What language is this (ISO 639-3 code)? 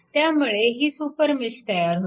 mar